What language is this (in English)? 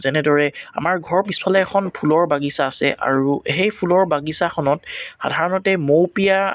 Assamese